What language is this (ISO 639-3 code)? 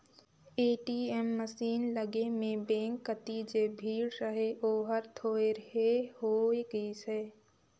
hne